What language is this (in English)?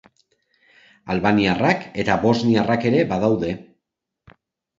Basque